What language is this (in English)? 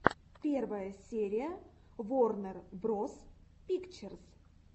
Russian